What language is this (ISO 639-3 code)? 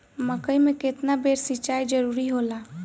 bho